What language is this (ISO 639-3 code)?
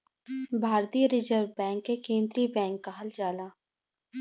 bho